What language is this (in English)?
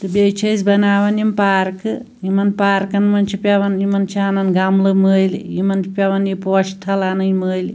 Kashmiri